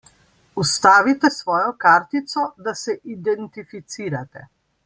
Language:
Slovenian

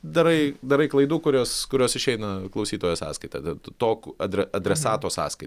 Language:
Lithuanian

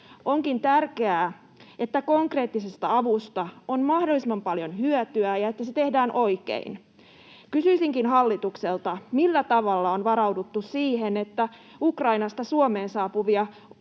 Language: Finnish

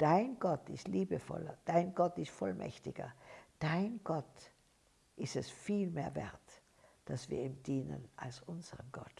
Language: German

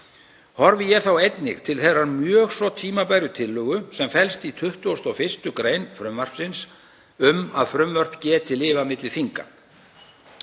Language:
Icelandic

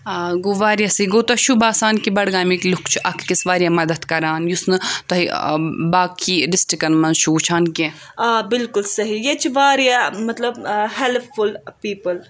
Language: Kashmiri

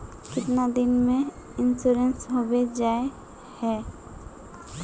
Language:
Magahi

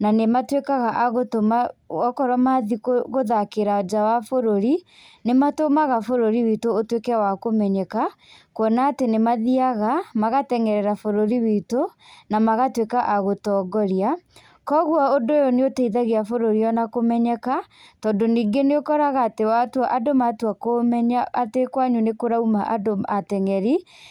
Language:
Kikuyu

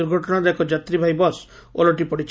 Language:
Odia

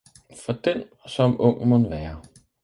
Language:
Danish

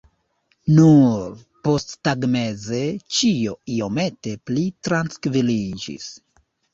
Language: Esperanto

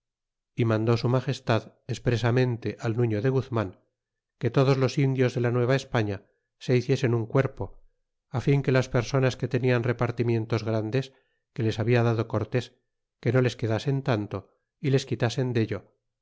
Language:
Spanish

